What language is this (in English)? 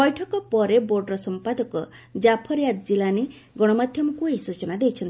Odia